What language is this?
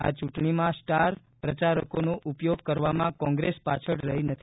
Gujarati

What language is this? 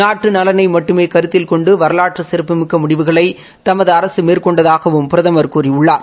Tamil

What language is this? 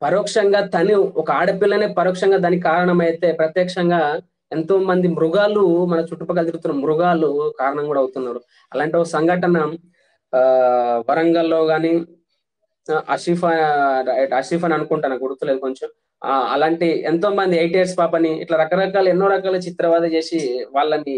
Hindi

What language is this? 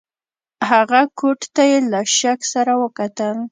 Pashto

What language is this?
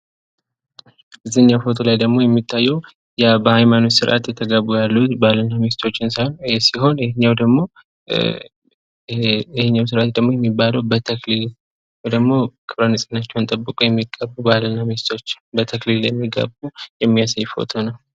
Amharic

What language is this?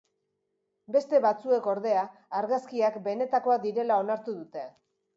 Basque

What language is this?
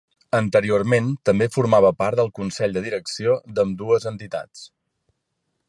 Catalan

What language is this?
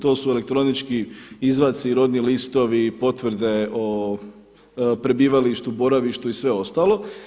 Croatian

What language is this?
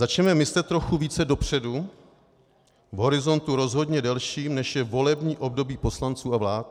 Czech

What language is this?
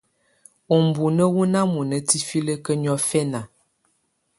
Tunen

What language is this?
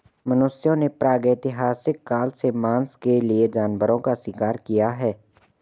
Hindi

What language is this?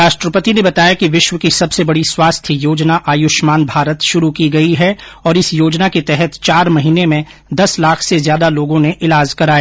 Hindi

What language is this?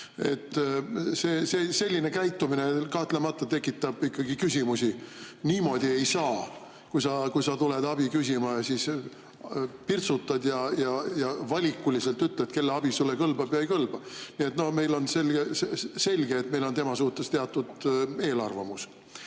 Estonian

